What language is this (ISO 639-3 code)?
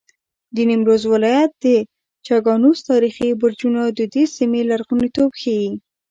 pus